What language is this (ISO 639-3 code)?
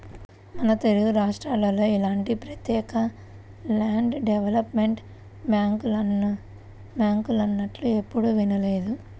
tel